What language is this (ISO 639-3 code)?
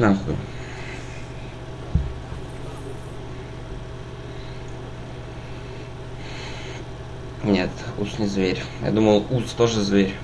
rus